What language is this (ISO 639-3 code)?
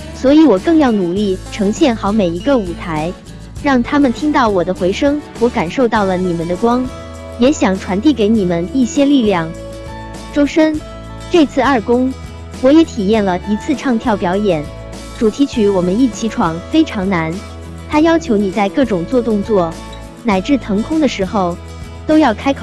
zho